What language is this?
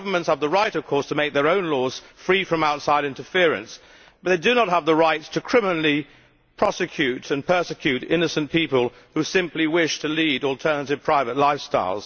English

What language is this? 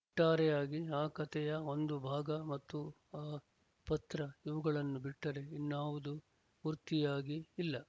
Kannada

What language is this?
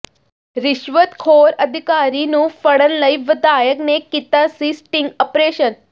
Punjabi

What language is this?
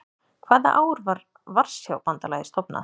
Icelandic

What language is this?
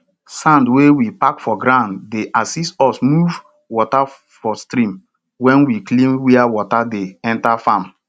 Nigerian Pidgin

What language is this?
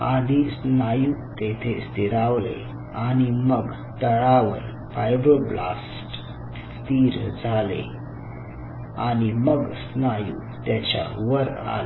Marathi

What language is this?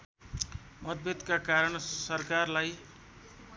Nepali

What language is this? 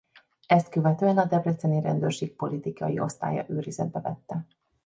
Hungarian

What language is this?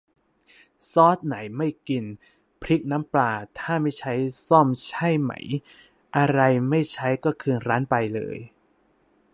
Thai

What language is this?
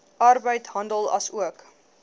Afrikaans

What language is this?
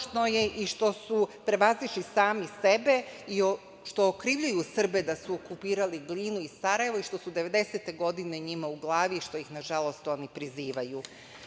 Serbian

